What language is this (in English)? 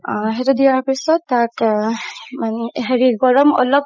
Assamese